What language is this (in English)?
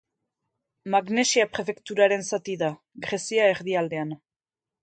Basque